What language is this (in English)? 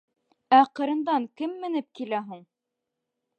Bashkir